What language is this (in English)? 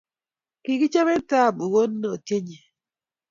Kalenjin